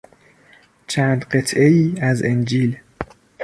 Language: Persian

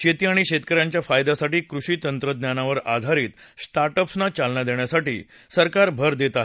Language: Marathi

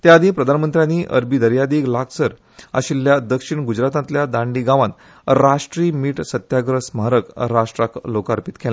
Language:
Konkani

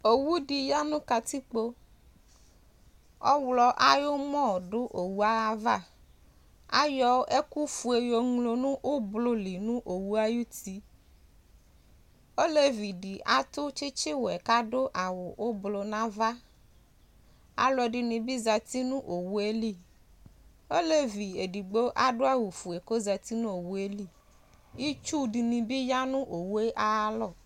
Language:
Ikposo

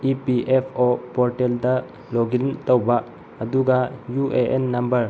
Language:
Manipuri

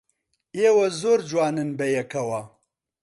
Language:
Central Kurdish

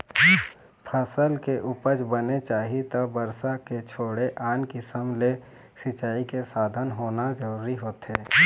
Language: Chhattisgarhi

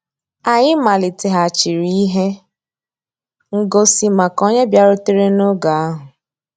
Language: Igbo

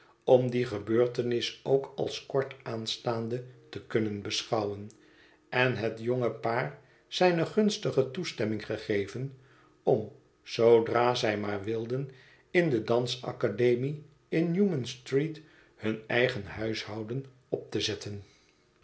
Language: Dutch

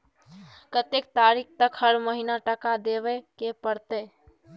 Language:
Maithili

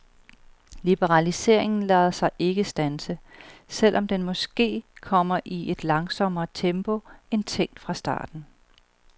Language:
Danish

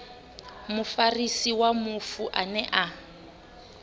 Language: Venda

